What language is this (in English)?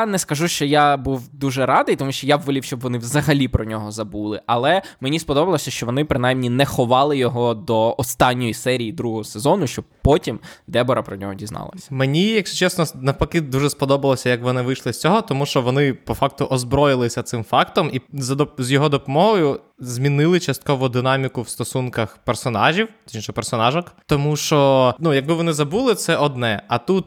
Ukrainian